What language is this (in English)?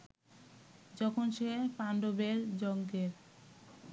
Bangla